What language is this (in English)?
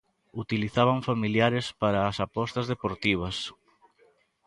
Galician